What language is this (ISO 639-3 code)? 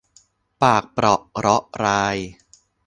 tha